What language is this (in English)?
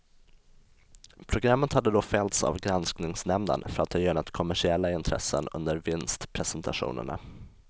Swedish